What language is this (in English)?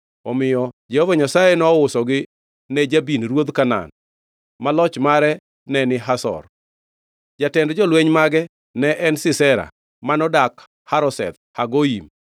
Luo (Kenya and Tanzania)